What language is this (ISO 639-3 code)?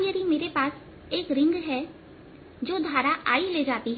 hin